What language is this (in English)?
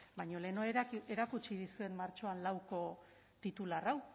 Basque